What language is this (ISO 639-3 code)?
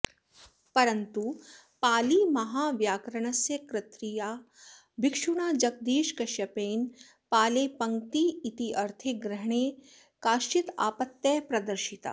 san